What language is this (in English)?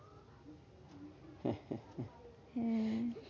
Bangla